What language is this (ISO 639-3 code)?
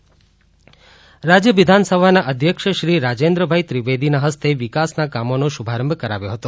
guj